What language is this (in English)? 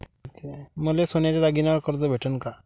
Marathi